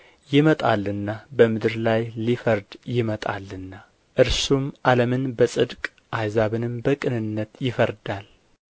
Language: Amharic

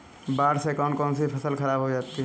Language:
Hindi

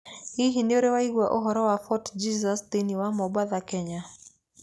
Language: Kikuyu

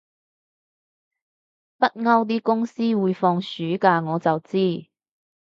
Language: Cantonese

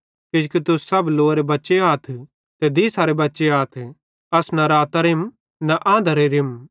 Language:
Bhadrawahi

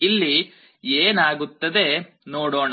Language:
Kannada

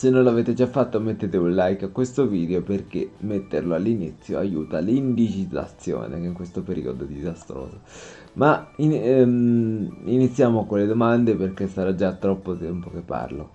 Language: Italian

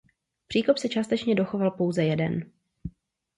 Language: Czech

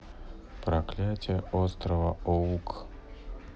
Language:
Russian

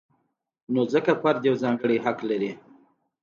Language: Pashto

